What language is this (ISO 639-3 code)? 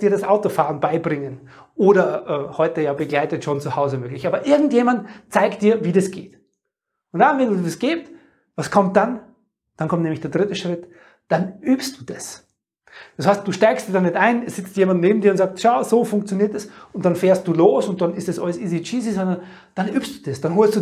deu